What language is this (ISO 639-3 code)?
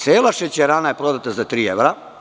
srp